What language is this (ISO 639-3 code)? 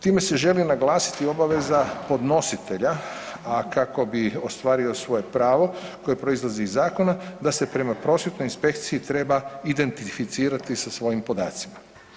hrv